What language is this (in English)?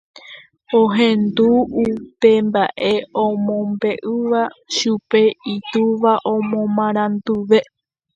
Guarani